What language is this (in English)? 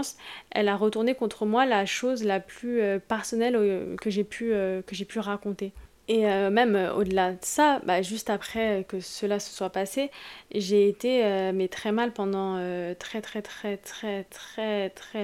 French